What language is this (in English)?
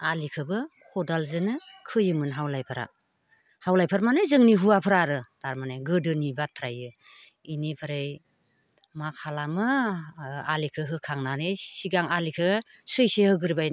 Bodo